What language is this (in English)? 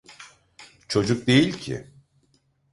Turkish